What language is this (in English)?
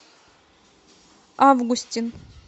Russian